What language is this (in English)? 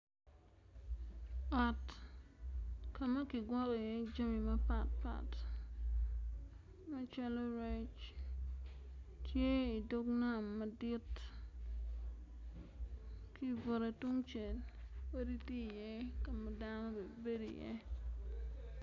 Acoli